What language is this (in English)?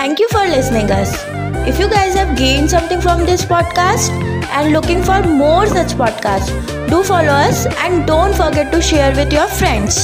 Hindi